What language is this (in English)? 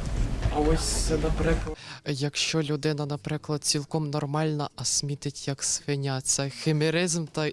Russian